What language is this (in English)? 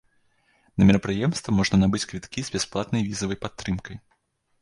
Belarusian